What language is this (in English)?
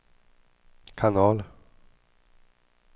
Swedish